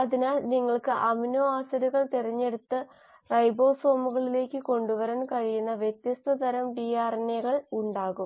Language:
Malayalam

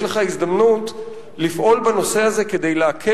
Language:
Hebrew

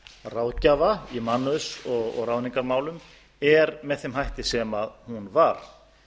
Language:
Icelandic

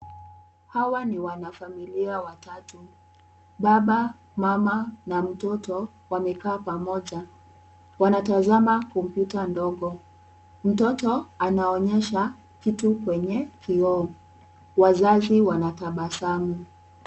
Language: Swahili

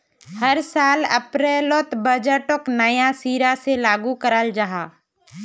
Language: Magahi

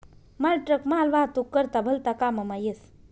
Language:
Marathi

